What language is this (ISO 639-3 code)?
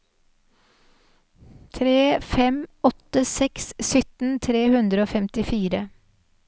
nor